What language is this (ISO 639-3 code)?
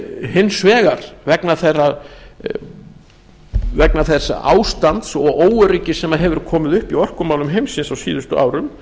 isl